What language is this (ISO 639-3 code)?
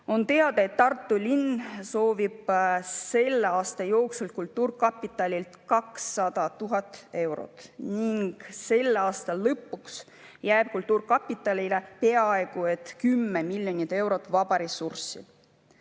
est